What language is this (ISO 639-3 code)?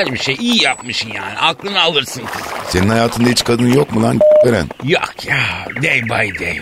tur